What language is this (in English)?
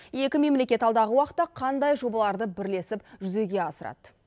Kazakh